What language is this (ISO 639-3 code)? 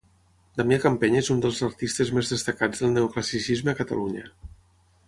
cat